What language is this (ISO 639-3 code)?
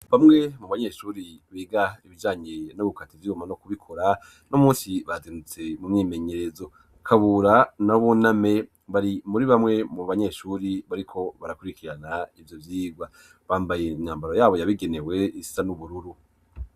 run